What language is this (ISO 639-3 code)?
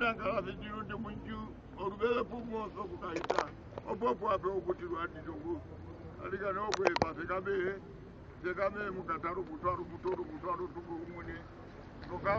fra